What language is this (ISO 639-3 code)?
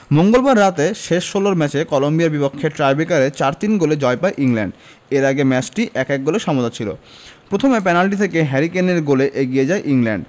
ben